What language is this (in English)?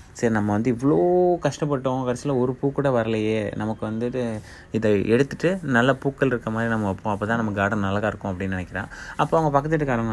Tamil